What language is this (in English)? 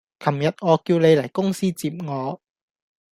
Cantonese